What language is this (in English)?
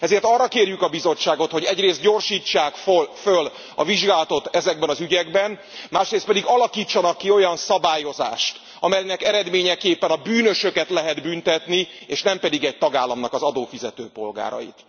Hungarian